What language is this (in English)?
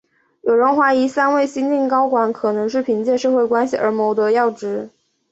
Chinese